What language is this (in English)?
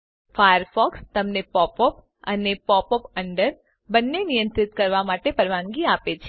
Gujarati